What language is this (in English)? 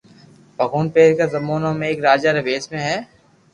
Loarki